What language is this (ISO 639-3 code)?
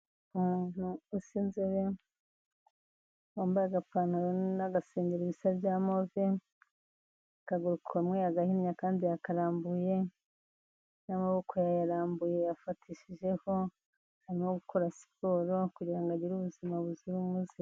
kin